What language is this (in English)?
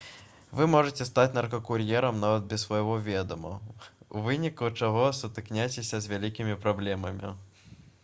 Belarusian